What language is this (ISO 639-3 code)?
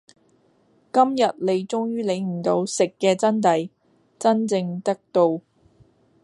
yue